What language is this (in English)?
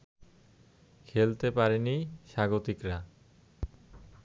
Bangla